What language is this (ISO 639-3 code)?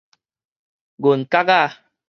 nan